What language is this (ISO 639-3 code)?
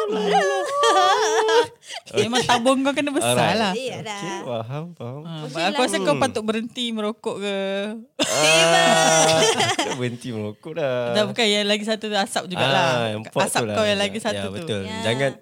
msa